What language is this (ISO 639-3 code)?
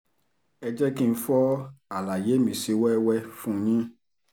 yor